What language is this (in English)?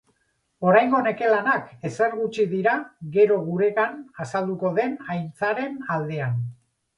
Basque